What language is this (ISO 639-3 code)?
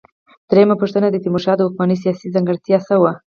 pus